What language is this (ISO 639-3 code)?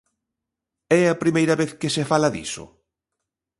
glg